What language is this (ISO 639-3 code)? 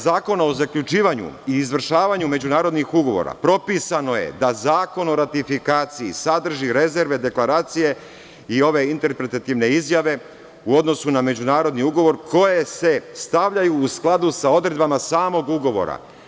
srp